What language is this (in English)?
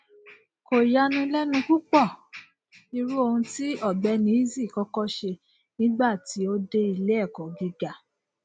Yoruba